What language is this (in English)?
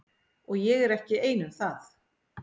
Icelandic